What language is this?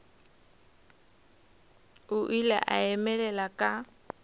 Northern Sotho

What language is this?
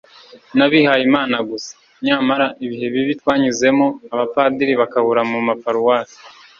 Kinyarwanda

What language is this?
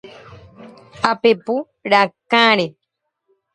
Guarani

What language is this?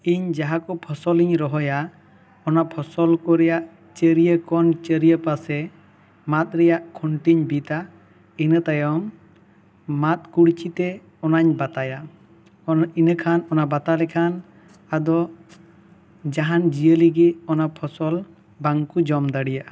Santali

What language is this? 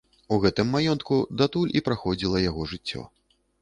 Belarusian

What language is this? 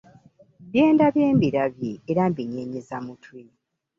Ganda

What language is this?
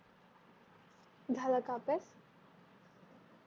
Marathi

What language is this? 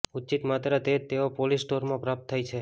Gujarati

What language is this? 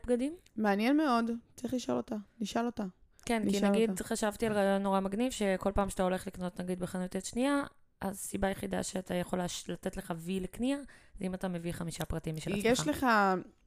Hebrew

